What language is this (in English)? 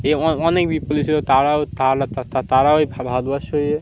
Bangla